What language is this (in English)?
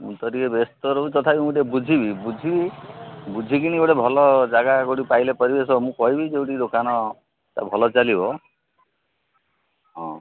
Odia